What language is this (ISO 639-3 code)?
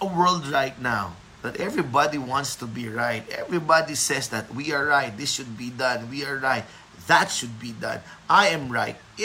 fil